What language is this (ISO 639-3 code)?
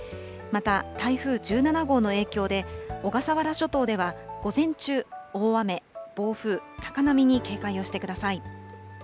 jpn